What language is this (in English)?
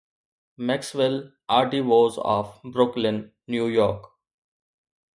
Sindhi